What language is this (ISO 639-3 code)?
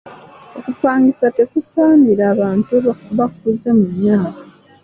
lug